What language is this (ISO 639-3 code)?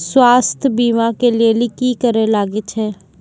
mai